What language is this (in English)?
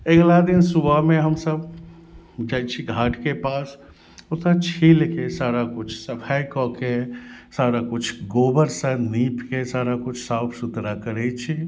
Maithili